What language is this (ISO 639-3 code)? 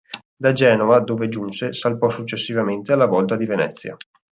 ita